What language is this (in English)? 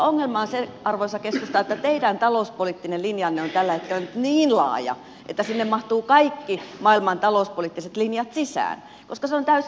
Finnish